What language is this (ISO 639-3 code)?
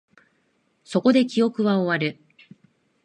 jpn